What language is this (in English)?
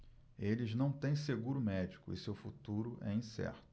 Portuguese